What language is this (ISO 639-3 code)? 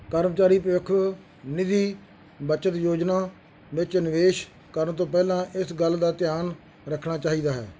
pan